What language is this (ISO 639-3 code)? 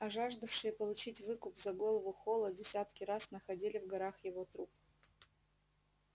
rus